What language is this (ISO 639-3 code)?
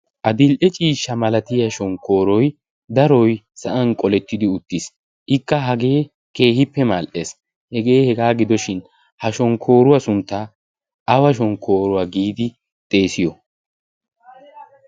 wal